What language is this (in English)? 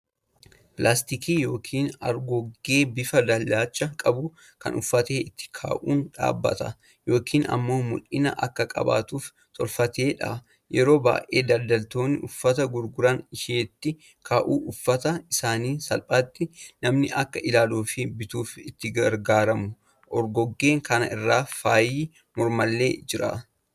Oromo